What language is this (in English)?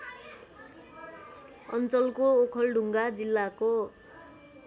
Nepali